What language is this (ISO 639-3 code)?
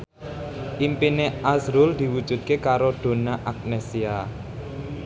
jav